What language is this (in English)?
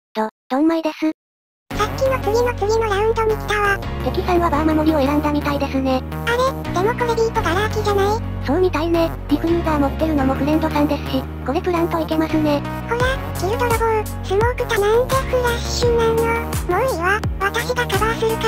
Japanese